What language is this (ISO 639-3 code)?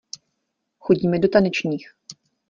ces